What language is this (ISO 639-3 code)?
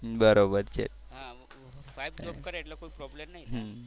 guj